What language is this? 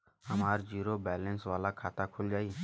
Bhojpuri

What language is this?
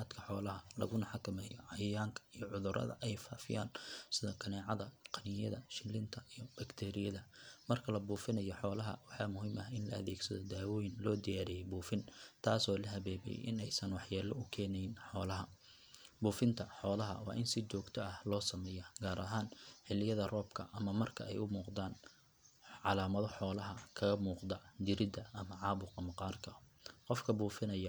Somali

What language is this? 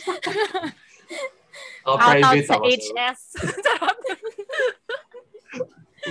Filipino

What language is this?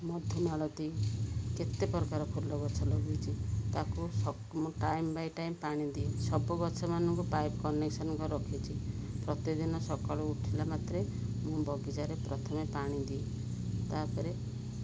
Odia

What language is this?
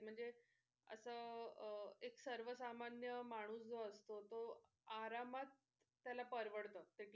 Marathi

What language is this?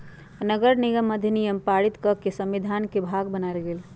Magahi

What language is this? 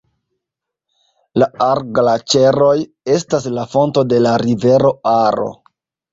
Esperanto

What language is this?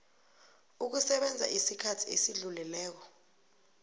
South Ndebele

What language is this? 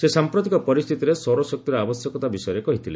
Odia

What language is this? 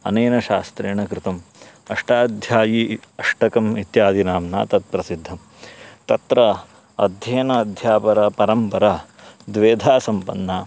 Sanskrit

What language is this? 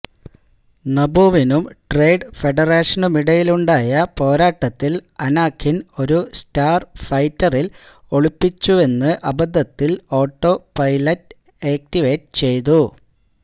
Malayalam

